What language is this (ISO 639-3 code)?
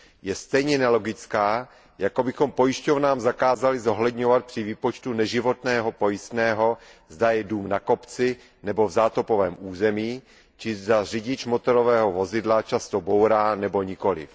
ces